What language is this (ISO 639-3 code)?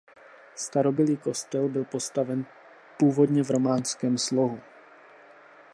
ces